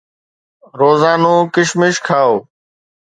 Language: Sindhi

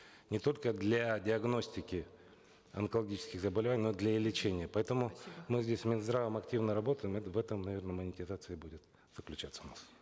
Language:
Kazakh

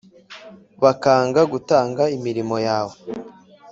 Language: Kinyarwanda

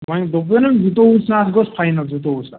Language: Kashmiri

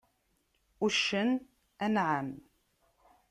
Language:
Kabyle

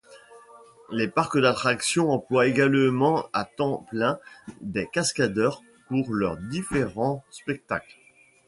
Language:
French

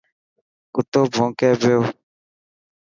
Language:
Dhatki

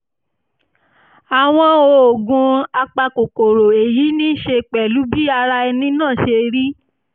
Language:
Yoruba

